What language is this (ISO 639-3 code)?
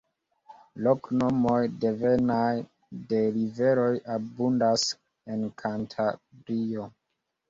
epo